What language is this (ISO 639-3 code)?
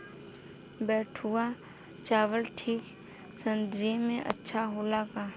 bho